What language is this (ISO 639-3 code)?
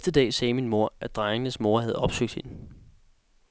dan